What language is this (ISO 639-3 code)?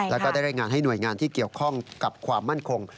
tha